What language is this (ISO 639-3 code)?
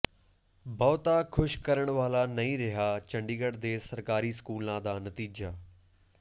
pan